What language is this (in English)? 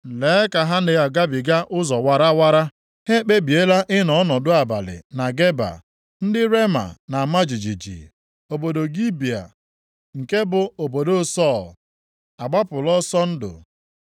Igbo